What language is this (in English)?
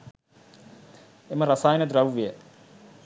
Sinhala